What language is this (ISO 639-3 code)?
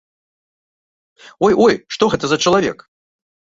bel